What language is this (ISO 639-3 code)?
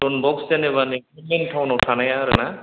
brx